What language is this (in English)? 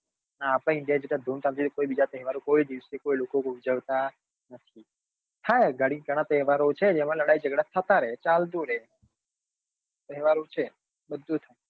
Gujarati